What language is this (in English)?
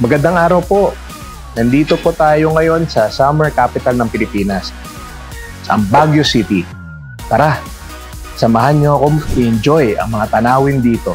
Filipino